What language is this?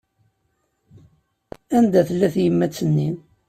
Kabyle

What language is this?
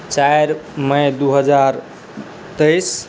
Maithili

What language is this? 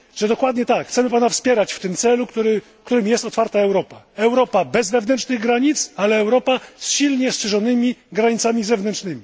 Polish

